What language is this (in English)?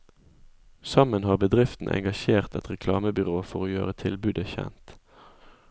Norwegian